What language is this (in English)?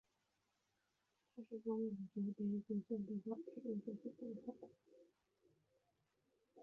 Chinese